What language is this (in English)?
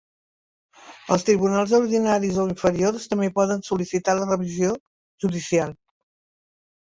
Catalan